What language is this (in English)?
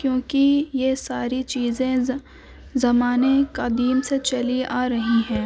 Urdu